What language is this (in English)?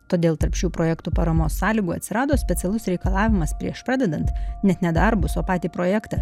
Lithuanian